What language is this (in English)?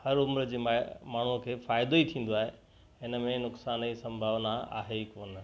Sindhi